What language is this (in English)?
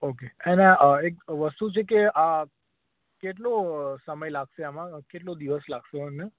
Gujarati